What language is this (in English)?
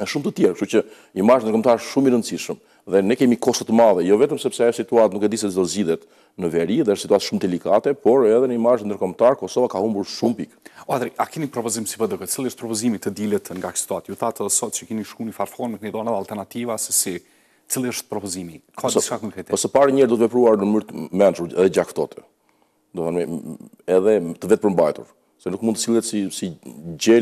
Romanian